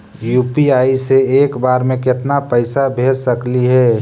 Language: Magahi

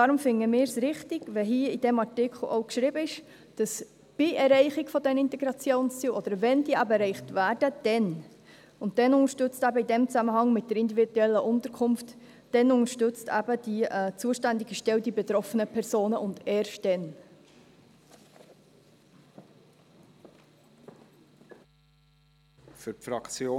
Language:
Swiss German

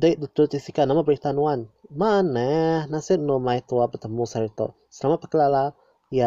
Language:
Malay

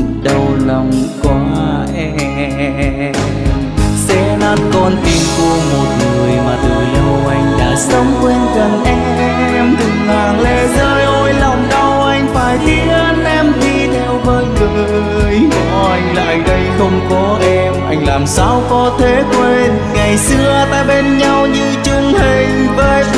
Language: Vietnamese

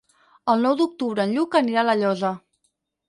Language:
Catalan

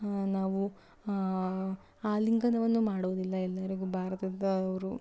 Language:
Kannada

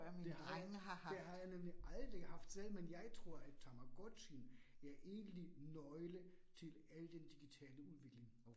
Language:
Danish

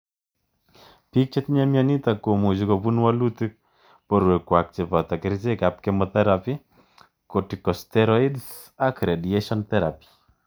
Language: Kalenjin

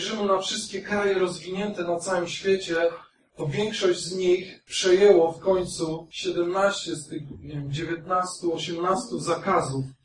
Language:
Polish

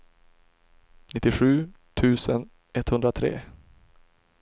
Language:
Swedish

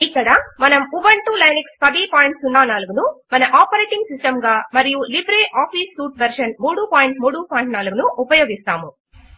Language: Telugu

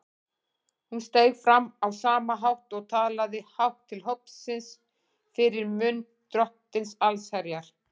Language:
Icelandic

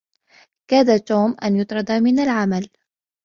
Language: Arabic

